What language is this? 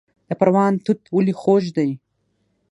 Pashto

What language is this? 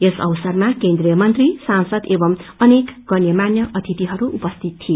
Nepali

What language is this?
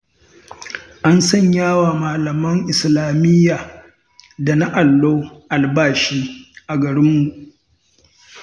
Hausa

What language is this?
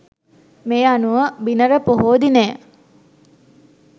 Sinhala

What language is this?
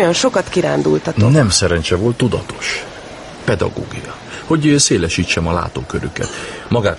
Hungarian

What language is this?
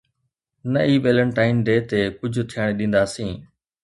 Sindhi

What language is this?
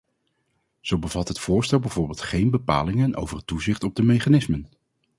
Dutch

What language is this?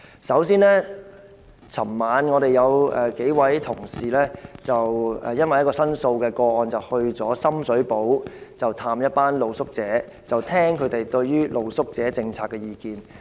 Cantonese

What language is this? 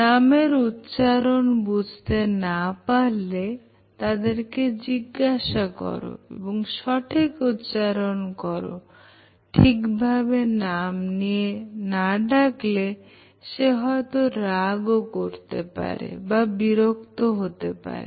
Bangla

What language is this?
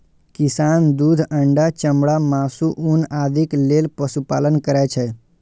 Maithili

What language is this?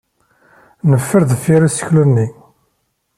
Kabyle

